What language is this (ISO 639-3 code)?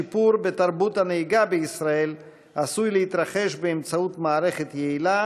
heb